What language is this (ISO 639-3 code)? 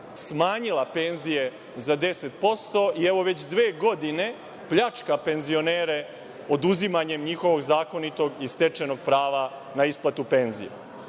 srp